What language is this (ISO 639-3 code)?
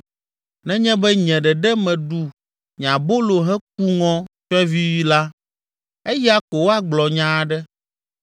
ewe